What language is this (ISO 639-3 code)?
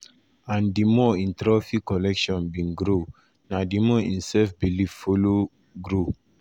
pcm